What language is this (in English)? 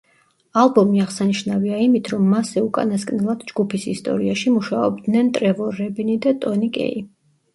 Georgian